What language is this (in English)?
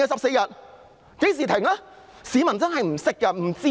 Cantonese